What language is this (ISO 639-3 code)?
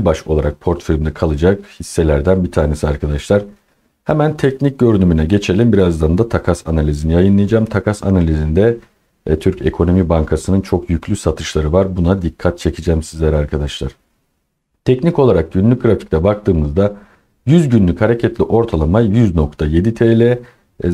tur